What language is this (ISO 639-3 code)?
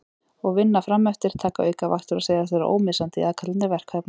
isl